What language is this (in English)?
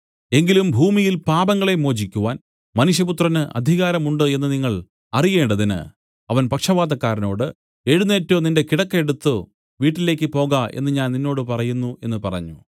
Malayalam